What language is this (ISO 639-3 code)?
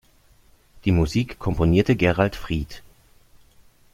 deu